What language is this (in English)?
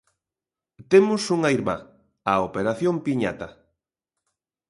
Galician